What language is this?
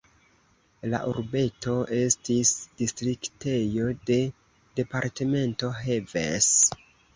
Esperanto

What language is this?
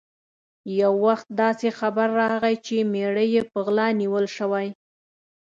Pashto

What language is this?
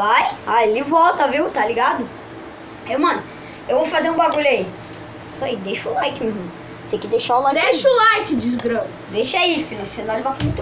Portuguese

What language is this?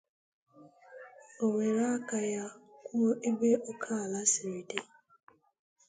Igbo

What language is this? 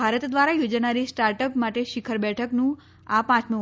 Gujarati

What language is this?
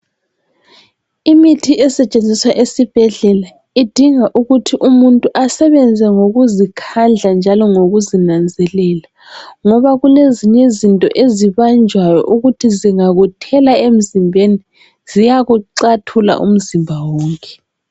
North Ndebele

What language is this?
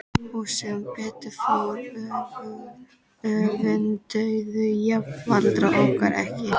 Icelandic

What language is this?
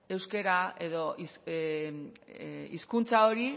Basque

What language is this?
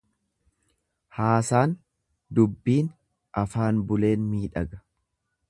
Oromo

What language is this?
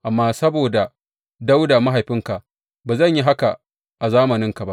Hausa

